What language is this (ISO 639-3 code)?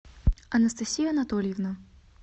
rus